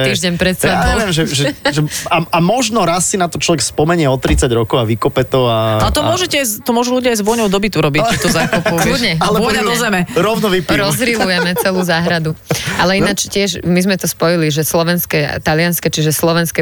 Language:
Slovak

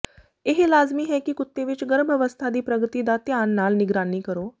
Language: Punjabi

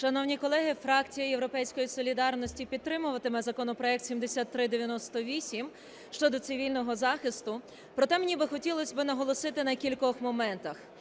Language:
Ukrainian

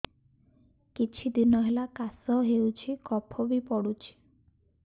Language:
Odia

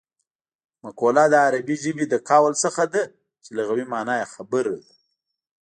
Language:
Pashto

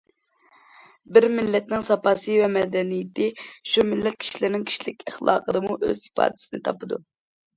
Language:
Uyghur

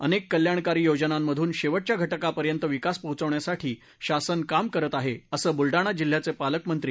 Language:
Marathi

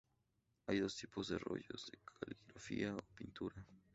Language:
Spanish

